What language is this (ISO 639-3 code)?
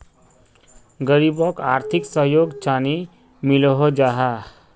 mag